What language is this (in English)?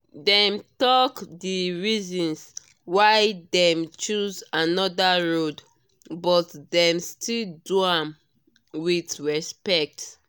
Nigerian Pidgin